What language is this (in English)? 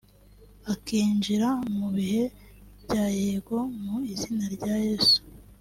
Kinyarwanda